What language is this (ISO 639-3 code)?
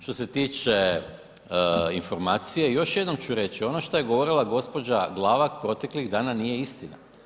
hrv